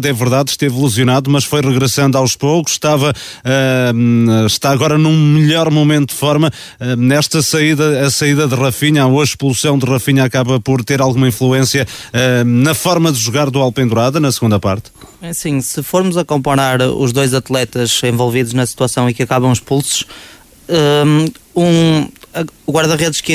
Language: Portuguese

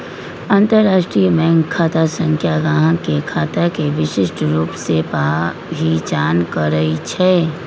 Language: Magahi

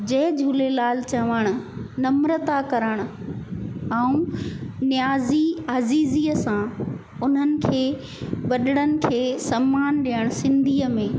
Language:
Sindhi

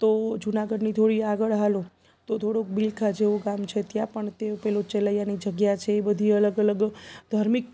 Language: Gujarati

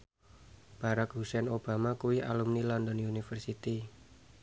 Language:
Javanese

